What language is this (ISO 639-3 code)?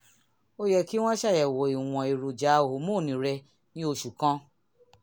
yor